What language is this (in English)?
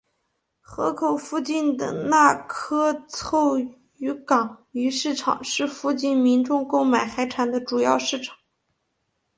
Chinese